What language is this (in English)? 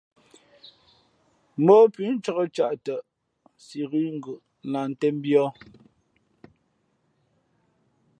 Fe'fe'